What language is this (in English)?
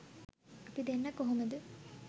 Sinhala